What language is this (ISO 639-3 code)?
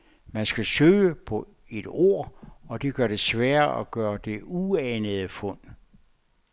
dan